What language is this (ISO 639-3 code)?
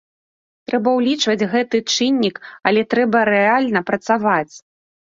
bel